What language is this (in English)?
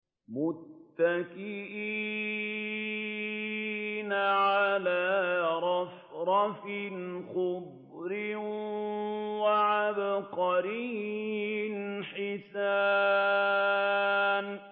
Arabic